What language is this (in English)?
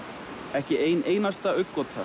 Icelandic